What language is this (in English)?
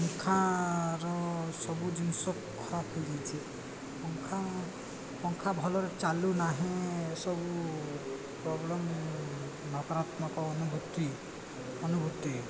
Odia